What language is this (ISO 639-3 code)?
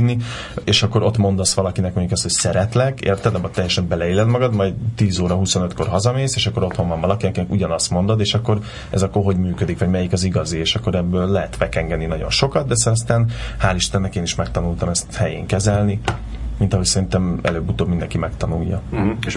hun